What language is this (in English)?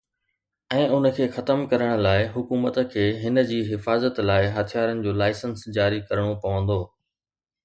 Sindhi